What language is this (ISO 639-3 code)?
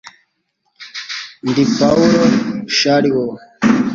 kin